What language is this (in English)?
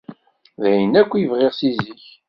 Kabyle